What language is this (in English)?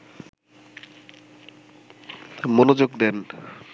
Bangla